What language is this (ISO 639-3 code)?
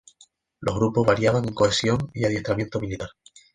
spa